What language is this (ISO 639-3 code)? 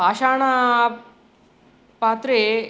san